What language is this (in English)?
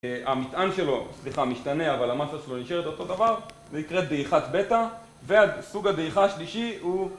Hebrew